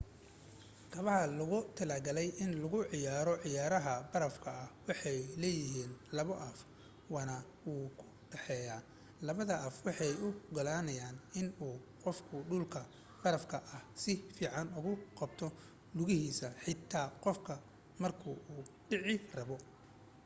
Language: Somali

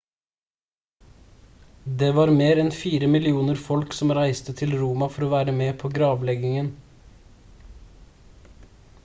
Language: Norwegian Bokmål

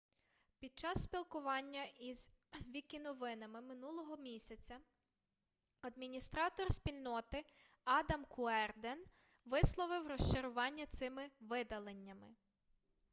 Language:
Ukrainian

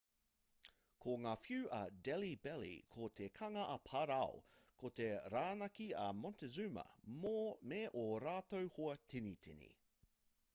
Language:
Māori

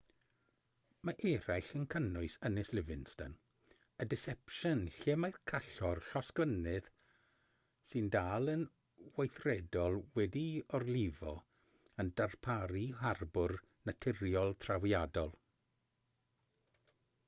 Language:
Welsh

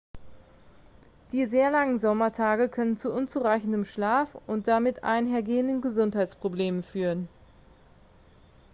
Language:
German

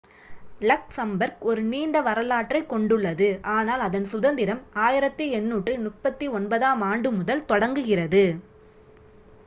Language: Tamil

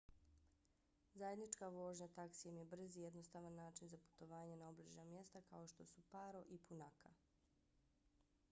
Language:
Bosnian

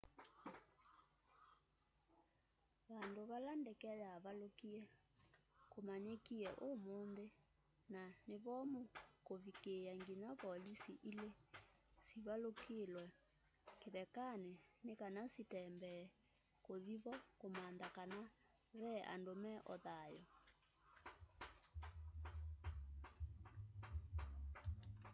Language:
Kamba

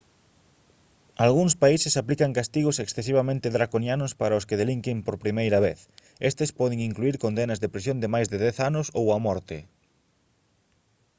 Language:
Galician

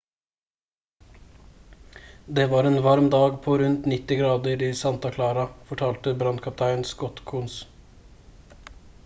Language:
Norwegian Bokmål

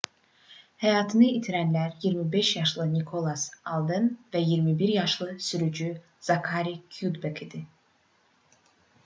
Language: Azerbaijani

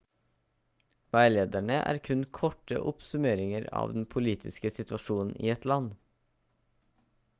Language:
Norwegian Bokmål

